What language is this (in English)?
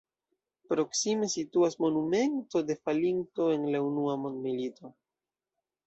Esperanto